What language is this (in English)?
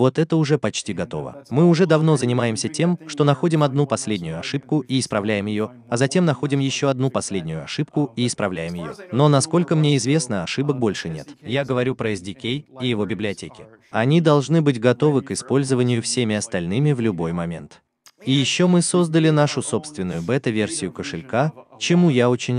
Russian